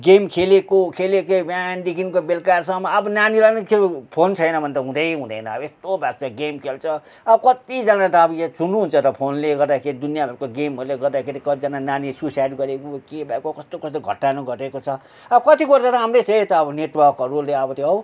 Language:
Nepali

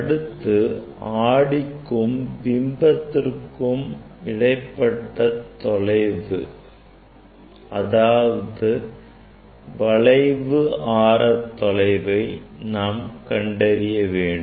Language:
Tamil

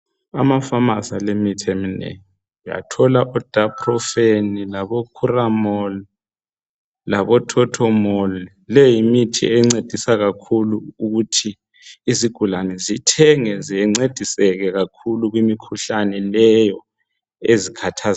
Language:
North Ndebele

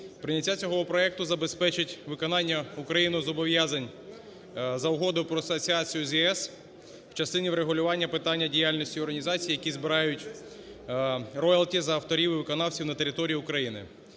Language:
Ukrainian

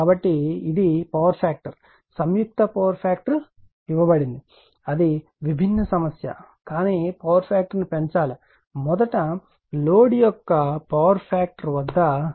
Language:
Telugu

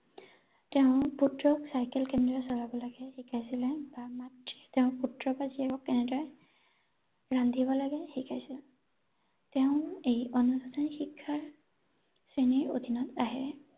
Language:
Assamese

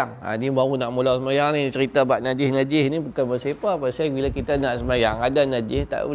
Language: Malay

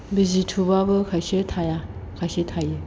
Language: Bodo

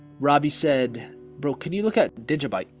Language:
English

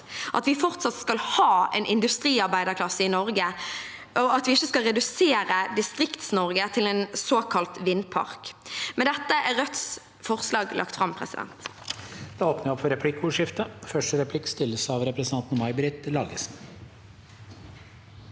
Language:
Norwegian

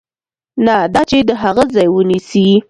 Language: Pashto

